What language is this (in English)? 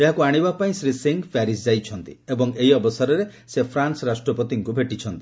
Odia